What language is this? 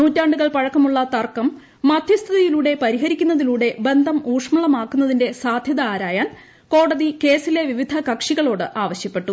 Malayalam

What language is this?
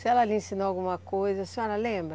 Portuguese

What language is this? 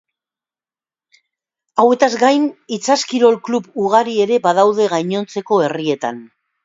Basque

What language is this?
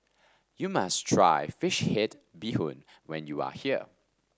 English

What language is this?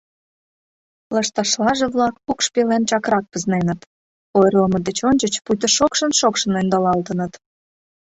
Mari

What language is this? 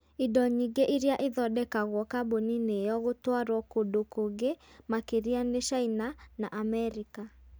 Kikuyu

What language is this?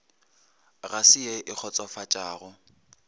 Northern Sotho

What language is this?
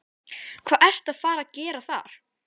Icelandic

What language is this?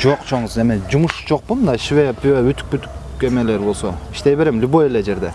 Turkish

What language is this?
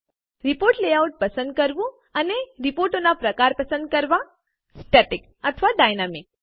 Gujarati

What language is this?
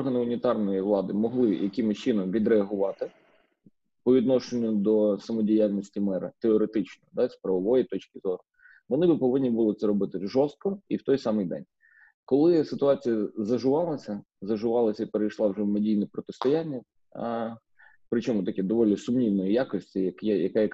Ukrainian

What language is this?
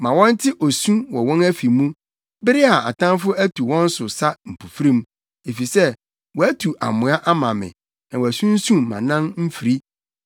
Akan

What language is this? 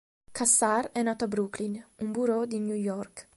Italian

